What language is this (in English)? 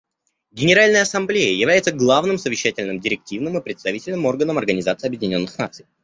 Russian